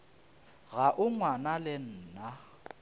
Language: Northern Sotho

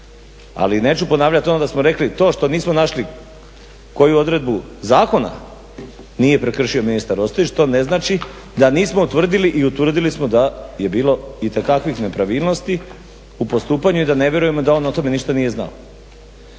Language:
Croatian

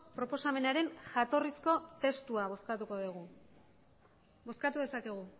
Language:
Basque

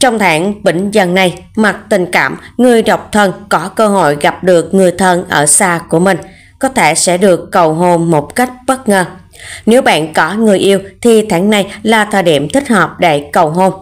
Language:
Vietnamese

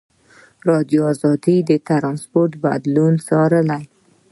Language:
Pashto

